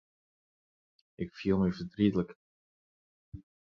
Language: Western Frisian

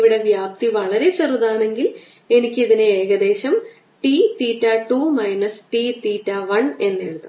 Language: Malayalam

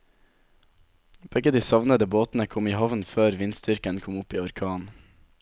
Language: Norwegian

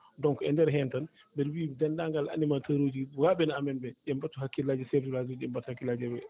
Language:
Fula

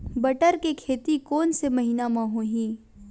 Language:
Chhattisgarhi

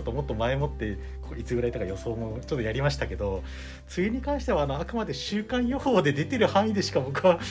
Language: Japanese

